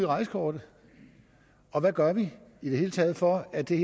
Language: Danish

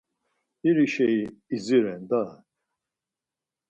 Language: Laz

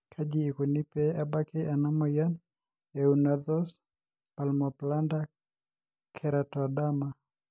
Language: Masai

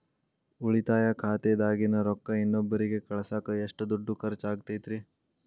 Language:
Kannada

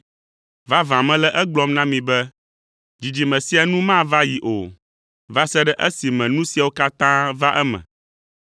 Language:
Ewe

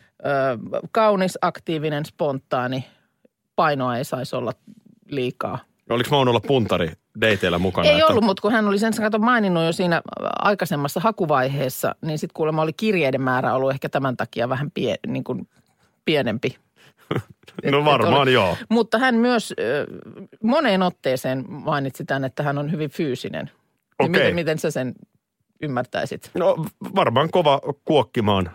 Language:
Finnish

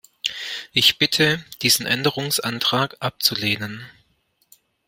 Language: German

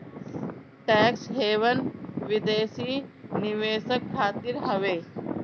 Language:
Bhojpuri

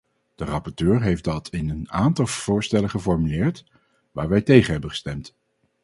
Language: Dutch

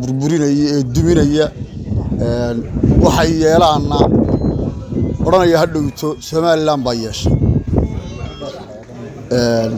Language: Arabic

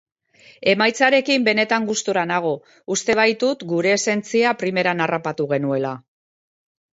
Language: Basque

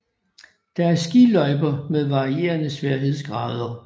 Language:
Danish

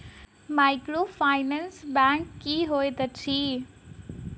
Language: Maithili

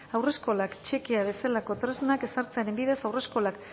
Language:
Basque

